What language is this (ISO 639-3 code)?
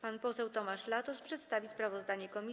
pol